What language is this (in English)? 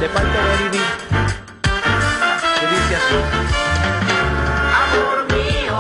Spanish